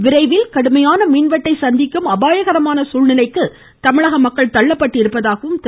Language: Tamil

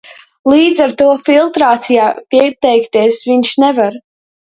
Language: Latvian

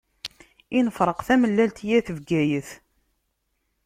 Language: Kabyle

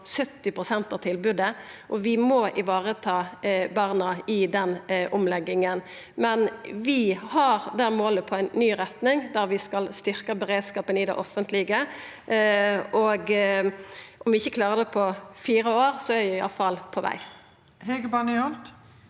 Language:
Norwegian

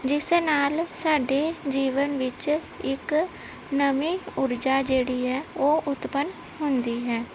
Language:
Punjabi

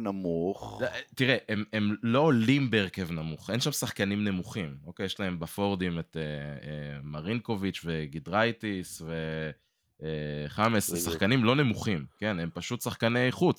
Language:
Hebrew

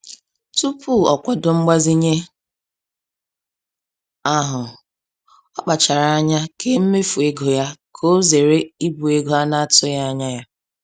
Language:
Igbo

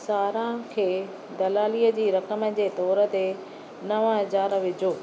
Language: Sindhi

